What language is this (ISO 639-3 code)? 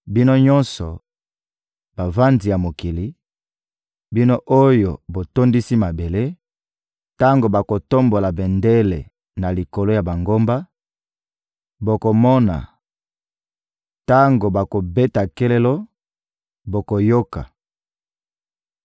lin